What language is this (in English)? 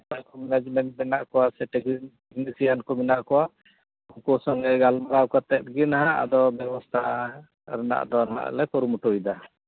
Santali